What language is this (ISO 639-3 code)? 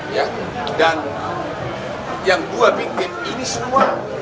ind